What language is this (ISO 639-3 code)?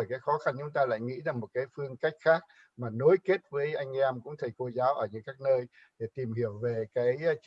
vie